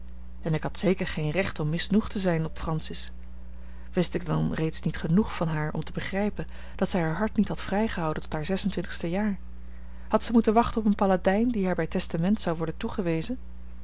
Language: Dutch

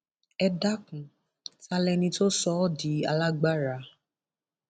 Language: Yoruba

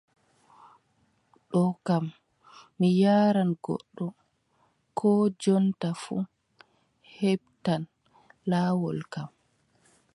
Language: Adamawa Fulfulde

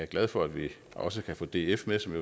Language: Danish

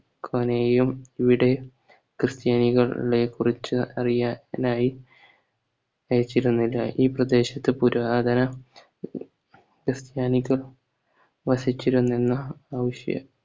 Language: Malayalam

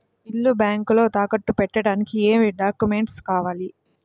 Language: Telugu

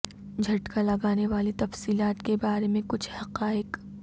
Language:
Urdu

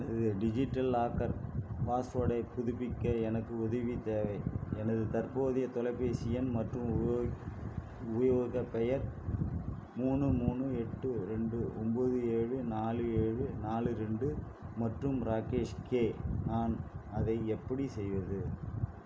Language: Tamil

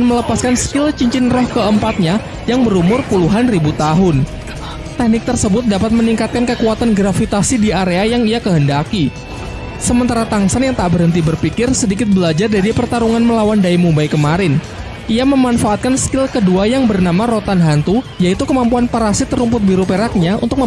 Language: Indonesian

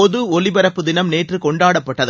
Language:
Tamil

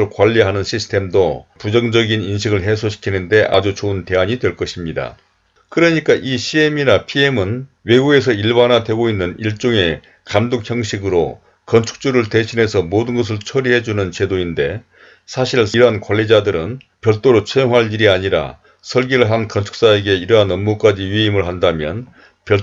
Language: Korean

